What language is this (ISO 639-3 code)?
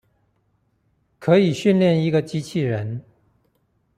zho